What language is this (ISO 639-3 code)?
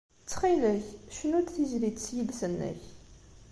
kab